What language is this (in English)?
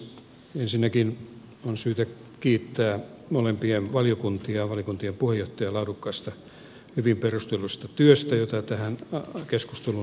Finnish